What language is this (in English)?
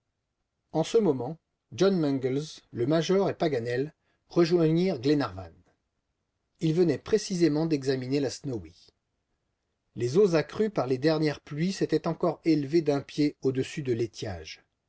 French